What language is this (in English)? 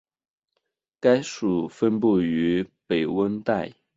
Chinese